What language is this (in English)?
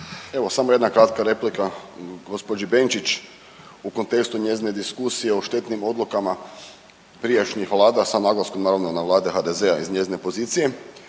Croatian